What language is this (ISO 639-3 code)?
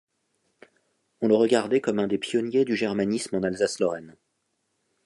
fra